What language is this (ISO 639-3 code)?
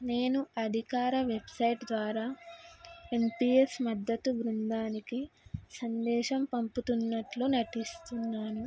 tel